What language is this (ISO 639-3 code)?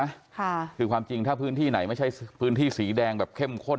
tha